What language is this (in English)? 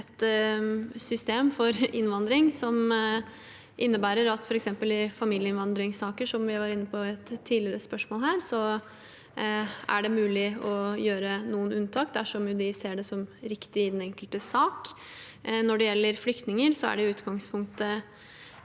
Norwegian